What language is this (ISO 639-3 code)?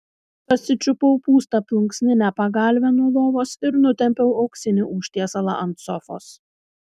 lit